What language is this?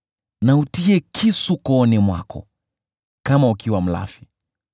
Swahili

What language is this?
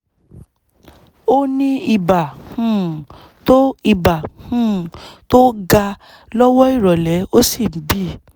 Yoruba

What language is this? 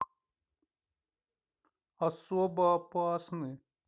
Russian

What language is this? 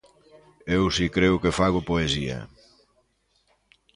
Galician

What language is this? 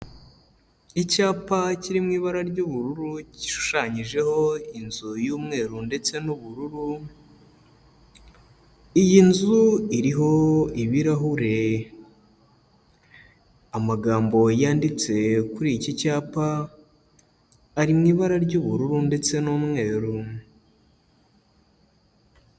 Kinyarwanda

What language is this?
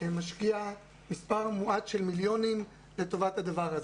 Hebrew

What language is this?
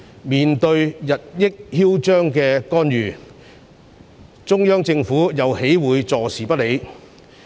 Cantonese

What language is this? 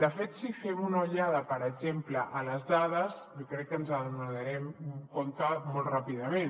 Catalan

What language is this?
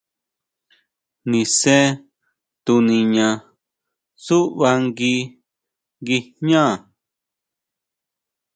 Huautla Mazatec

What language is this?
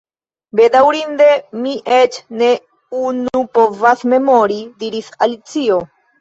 Esperanto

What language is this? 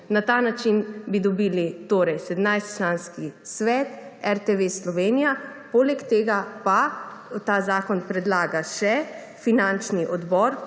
Slovenian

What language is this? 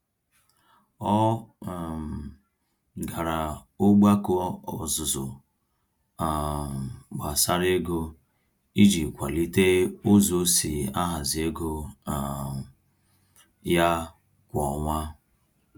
Igbo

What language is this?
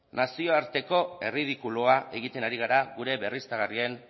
Basque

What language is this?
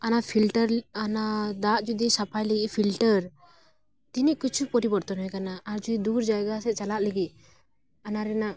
Santali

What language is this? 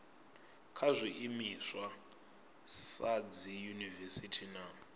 Venda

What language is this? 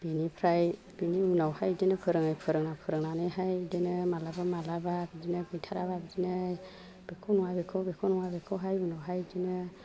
Bodo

